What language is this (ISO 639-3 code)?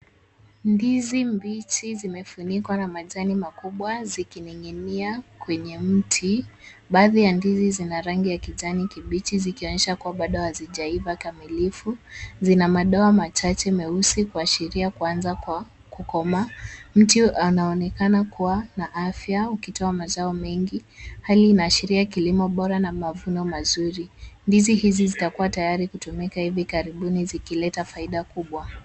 swa